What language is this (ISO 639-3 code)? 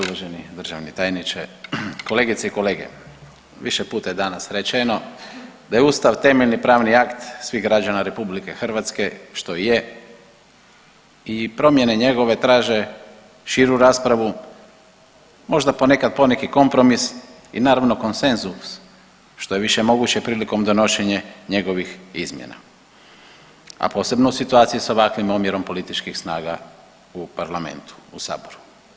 hrv